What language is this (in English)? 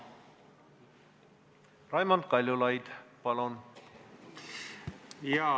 Estonian